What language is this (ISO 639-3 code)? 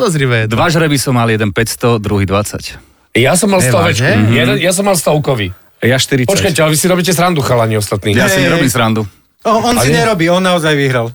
slk